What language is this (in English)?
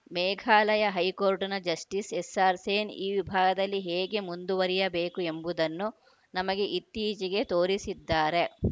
Kannada